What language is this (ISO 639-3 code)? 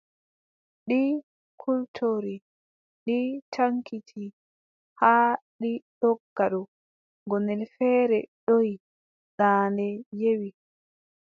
fub